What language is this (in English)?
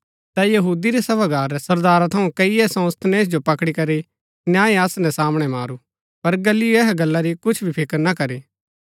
Gaddi